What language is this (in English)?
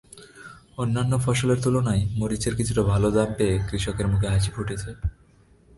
Bangla